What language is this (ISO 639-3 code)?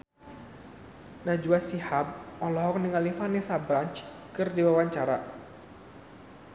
sun